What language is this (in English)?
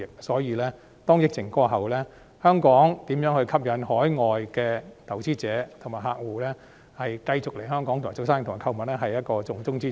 Cantonese